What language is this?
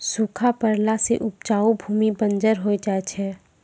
Maithili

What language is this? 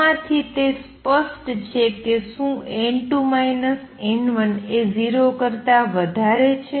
Gujarati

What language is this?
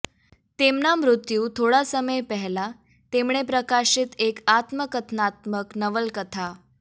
Gujarati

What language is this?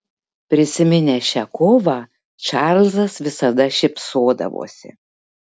Lithuanian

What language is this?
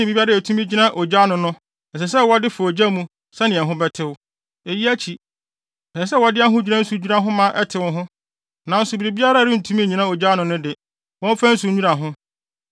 Akan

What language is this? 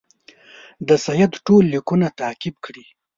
Pashto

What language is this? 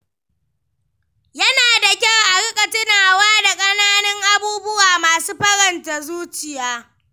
Hausa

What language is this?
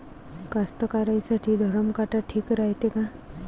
Marathi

